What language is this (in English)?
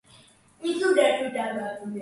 Georgian